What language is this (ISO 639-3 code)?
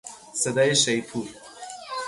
fas